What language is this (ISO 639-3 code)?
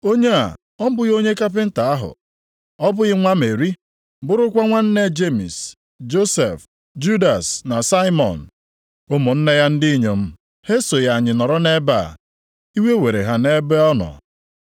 ibo